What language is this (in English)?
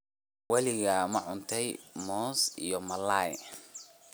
Somali